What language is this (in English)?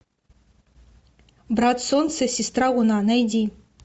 Russian